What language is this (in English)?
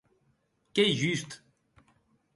Occitan